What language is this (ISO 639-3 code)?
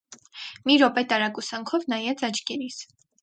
hye